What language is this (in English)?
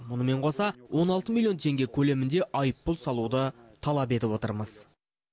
Kazakh